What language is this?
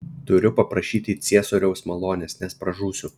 Lithuanian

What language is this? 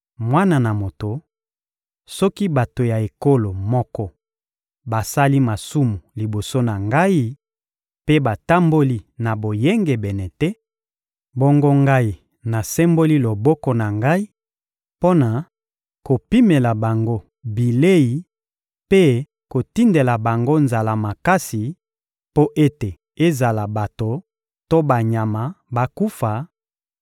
Lingala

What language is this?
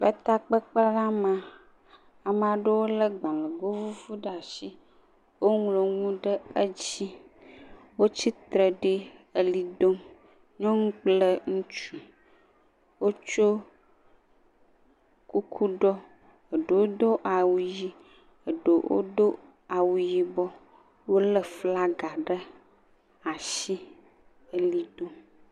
Ewe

